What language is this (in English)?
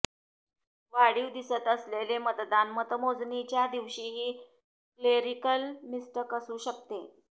Marathi